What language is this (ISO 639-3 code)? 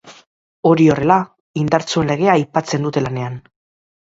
eus